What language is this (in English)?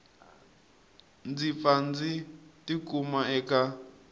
Tsonga